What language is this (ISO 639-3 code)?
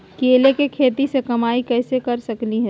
mag